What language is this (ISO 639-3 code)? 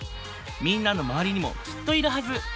jpn